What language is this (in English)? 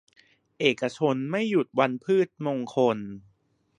Thai